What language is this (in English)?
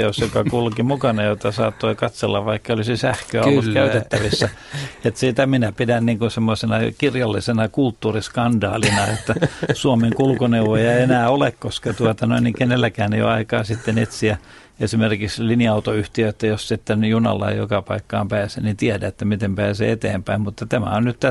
Finnish